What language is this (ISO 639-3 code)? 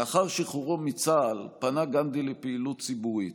heb